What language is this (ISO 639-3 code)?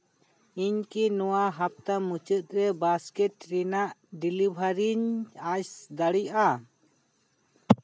sat